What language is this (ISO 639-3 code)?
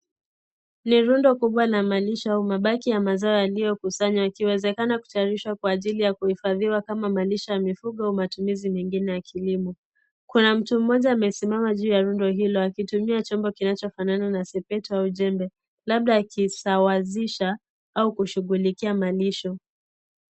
swa